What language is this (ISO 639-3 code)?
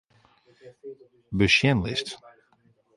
fry